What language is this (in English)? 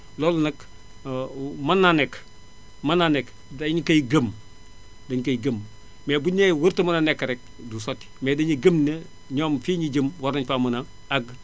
Wolof